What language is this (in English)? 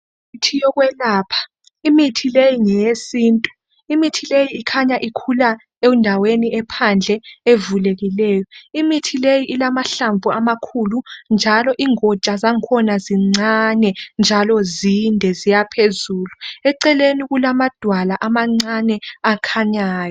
North Ndebele